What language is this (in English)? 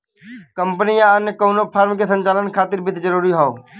Bhojpuri